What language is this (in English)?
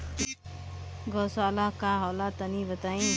Bhojpuri